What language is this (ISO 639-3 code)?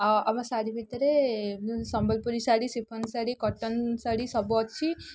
ori